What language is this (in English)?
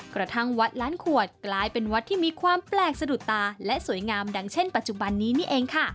Thai